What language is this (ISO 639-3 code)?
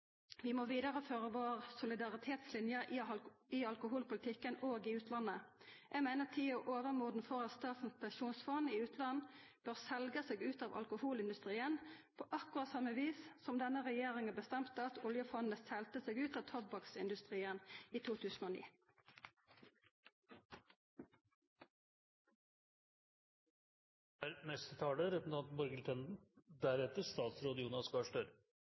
nno